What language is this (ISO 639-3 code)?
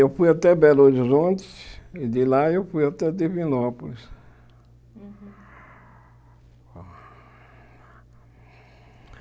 por